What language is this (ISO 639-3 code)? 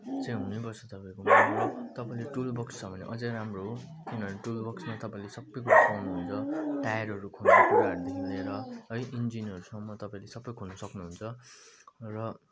nep